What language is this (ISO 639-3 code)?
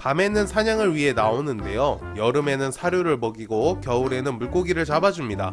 kor